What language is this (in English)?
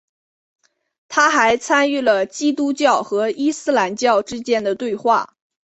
Chinese